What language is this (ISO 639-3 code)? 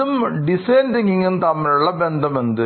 mal